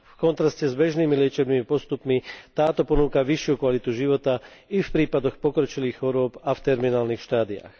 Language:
Slovak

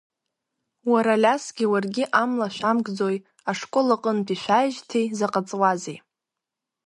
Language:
Abkhazian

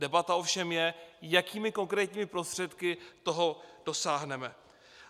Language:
Czech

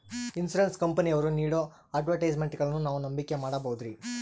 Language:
Kannada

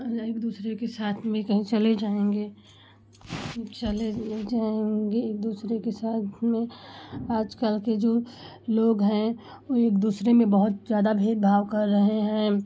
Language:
Hindi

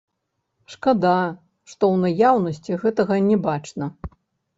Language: Belarusian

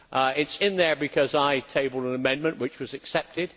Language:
English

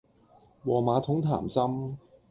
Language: Cantonese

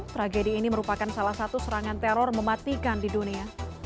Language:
Indonesian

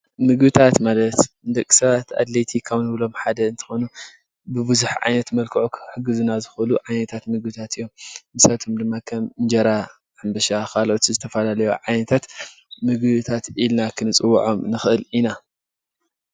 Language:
Tigrinya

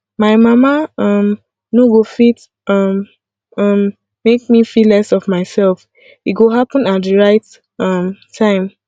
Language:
Nigerian Pidgin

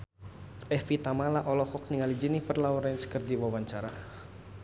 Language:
Sundanese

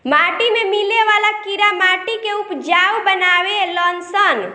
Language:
Bhojpuri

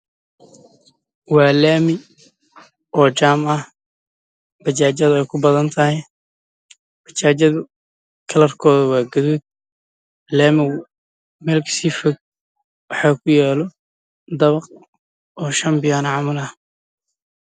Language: Somali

